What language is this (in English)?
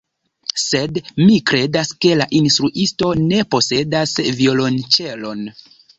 Esperanto